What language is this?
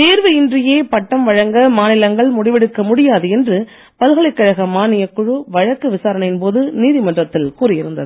Tamil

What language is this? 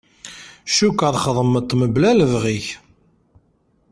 Kabyle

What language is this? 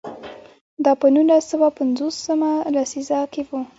Pashto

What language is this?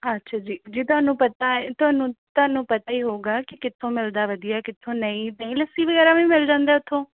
Punjabi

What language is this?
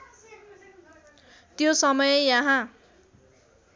Nepali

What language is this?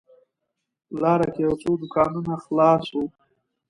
Pashto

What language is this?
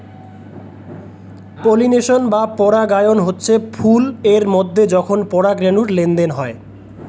Bangla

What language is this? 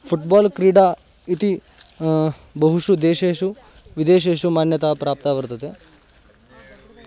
Sanskrit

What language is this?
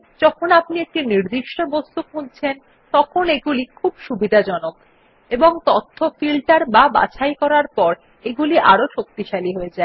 Bangla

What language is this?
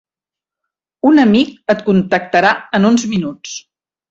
Catalan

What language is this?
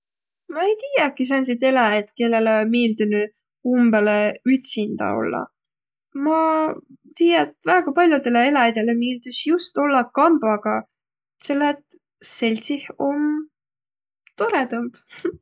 Võro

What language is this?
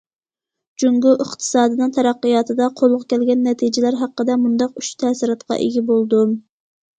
Uyghur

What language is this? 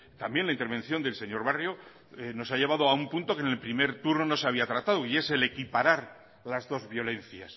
Spanish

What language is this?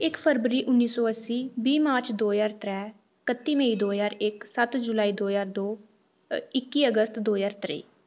Dogri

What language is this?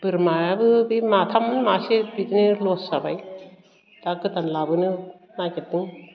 Bodo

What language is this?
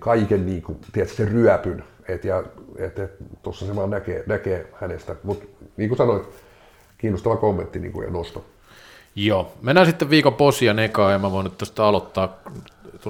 Finnish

